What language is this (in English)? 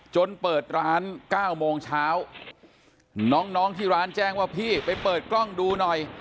Thai